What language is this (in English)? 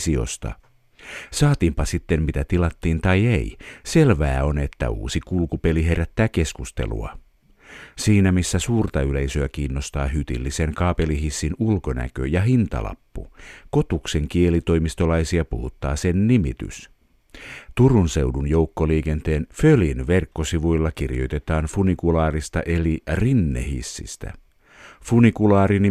Finnish